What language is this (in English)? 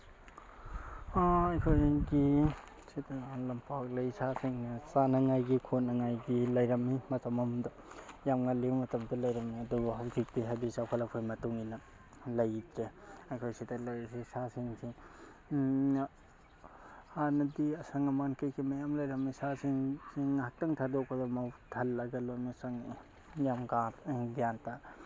Manipuri